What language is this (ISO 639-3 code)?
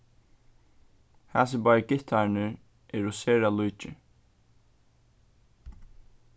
fao